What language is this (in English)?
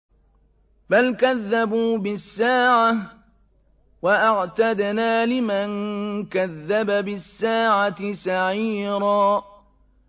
Arabic